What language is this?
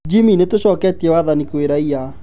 Kikuyu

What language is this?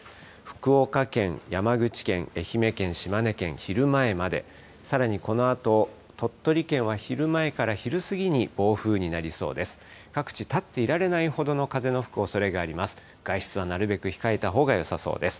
Japanese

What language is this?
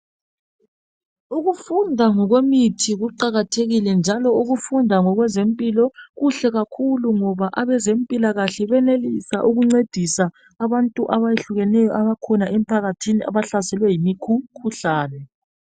North Ndebele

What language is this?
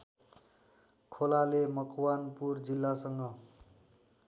Nepali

